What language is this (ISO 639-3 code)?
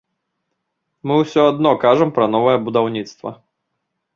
bel